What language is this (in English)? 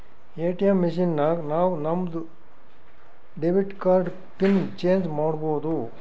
Kannada